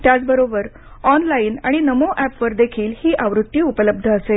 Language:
Marathi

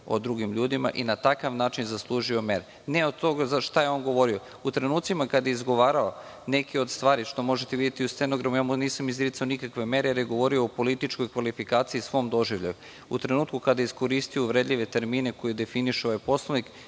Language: Serbian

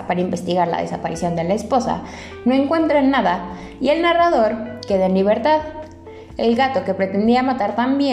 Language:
Spanish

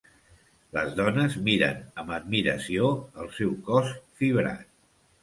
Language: Catalan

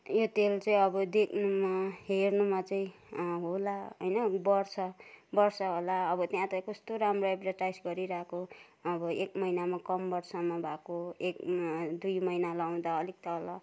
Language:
Nepali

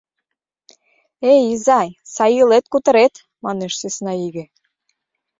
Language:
Mari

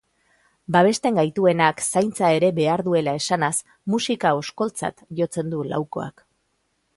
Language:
Basque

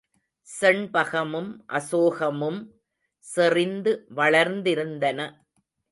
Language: Tamil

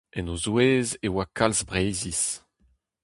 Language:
Breton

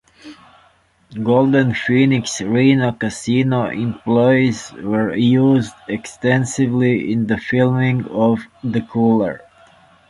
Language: English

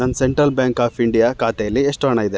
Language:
Kannada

